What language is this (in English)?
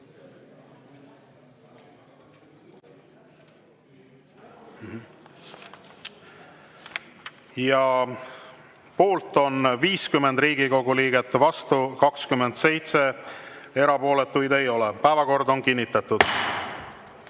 Estonian